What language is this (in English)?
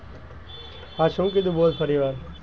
Gujarati